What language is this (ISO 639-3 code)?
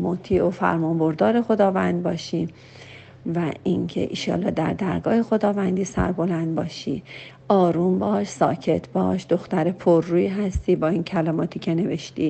fas